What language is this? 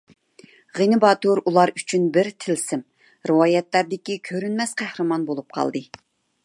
Uyghur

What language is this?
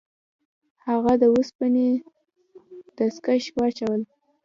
Pashto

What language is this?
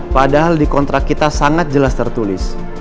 Indonesian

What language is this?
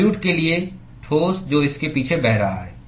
Hindi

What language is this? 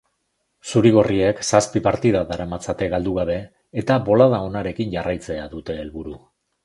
Basque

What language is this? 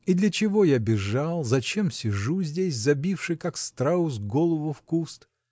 Russian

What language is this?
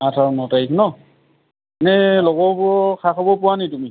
Assamese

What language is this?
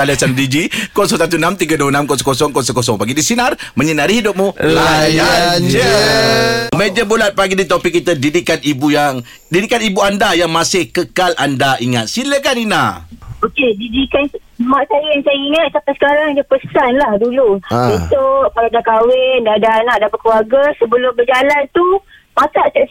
Malay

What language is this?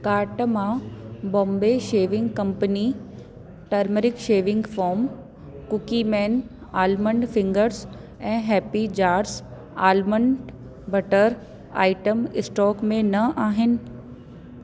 Sindhi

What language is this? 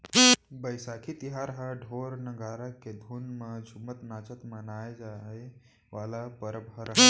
Chhattisgarhi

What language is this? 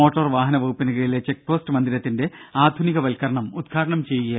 Malayalam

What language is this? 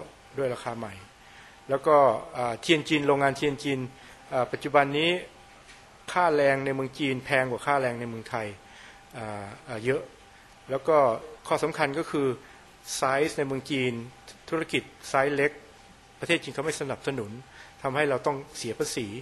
Thai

